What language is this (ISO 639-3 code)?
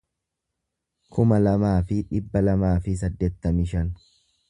orm